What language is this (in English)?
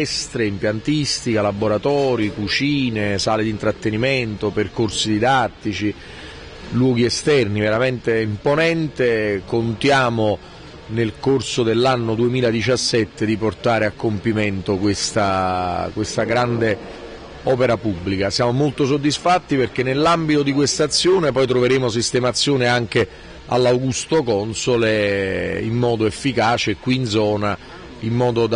Italian